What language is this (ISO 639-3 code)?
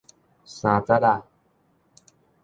nan